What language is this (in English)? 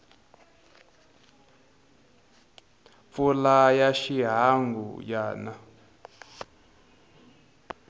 Tsonga